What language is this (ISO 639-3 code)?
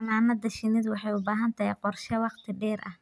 som